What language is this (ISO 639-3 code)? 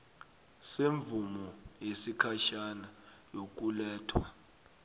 nbl